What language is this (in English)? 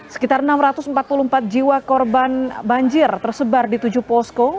Indonesian